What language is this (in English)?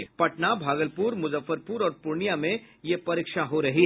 Hindi